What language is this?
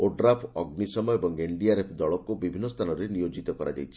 Odia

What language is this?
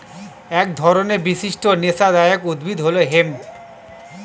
Bangla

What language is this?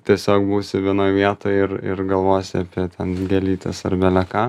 Lithuanian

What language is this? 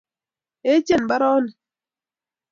Kalenjin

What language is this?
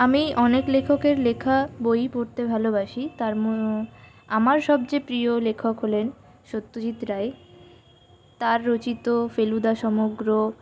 Bangla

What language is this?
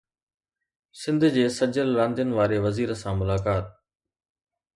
Sindhi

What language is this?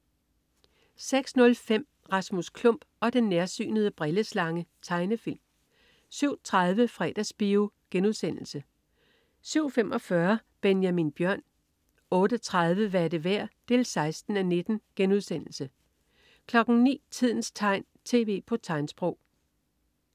Danish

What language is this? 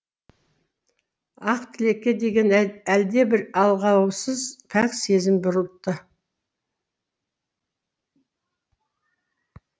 Kazakh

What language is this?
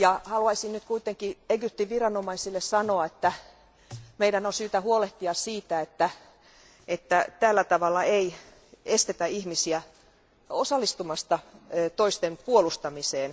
Finnish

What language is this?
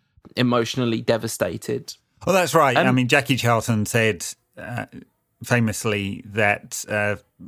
English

